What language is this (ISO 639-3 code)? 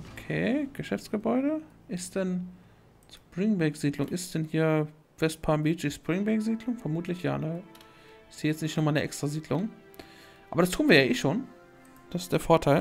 deu